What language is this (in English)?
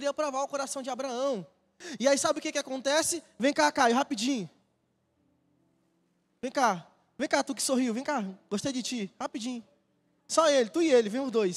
Portuguese